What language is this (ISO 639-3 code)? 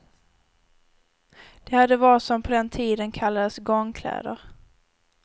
swe